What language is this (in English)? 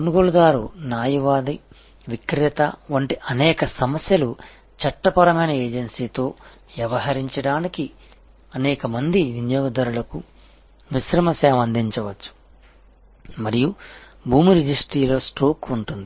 Telugu